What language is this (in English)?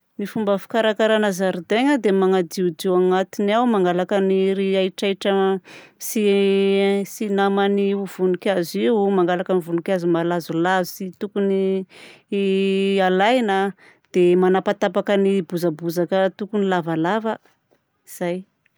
Southern Betsimisaraka Malagasy